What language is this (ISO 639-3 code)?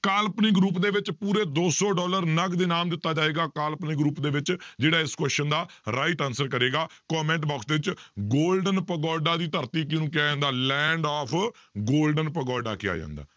pan